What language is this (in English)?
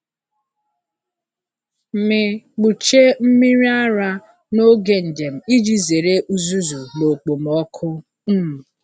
Igbo